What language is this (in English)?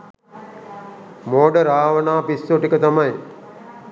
Sinhala